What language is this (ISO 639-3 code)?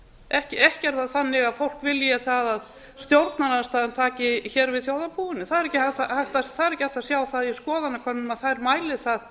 isl